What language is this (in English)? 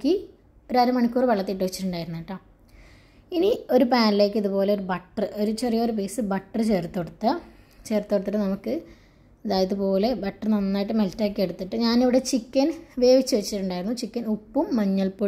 Malayalam